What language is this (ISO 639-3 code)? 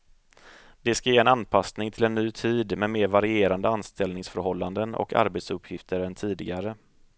swe